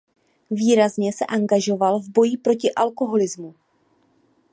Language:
Czech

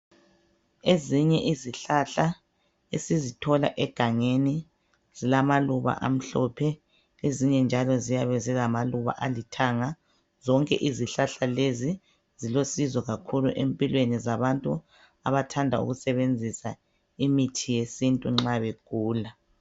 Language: North Ndebele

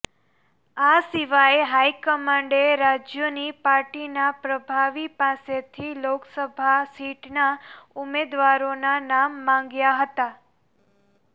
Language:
Gujarati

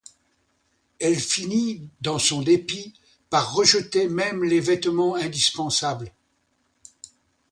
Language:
French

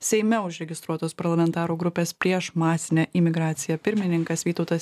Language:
Lithuanian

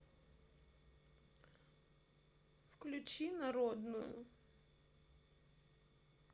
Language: Russian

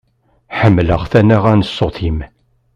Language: Kabyle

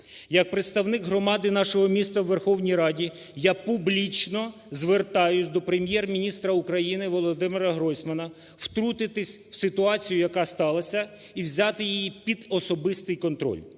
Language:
Ukrainian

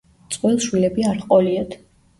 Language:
Georgian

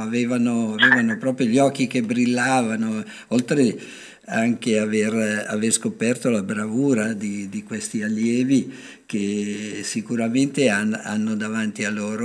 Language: Italian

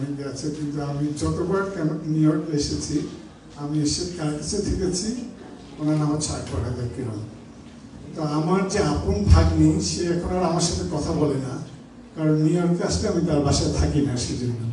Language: Bangla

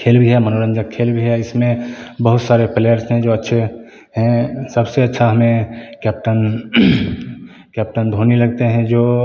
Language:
Hindi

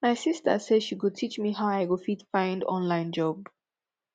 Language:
Nigerian Pidgin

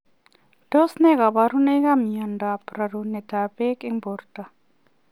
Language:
Kalenjin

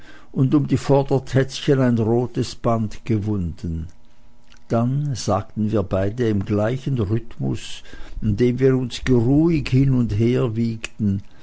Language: German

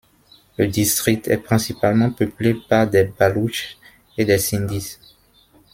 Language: French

